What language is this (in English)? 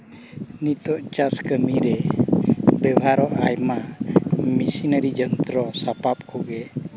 Santali